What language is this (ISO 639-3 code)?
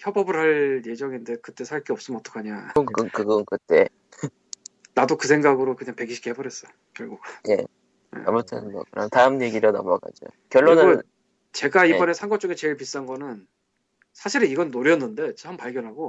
kor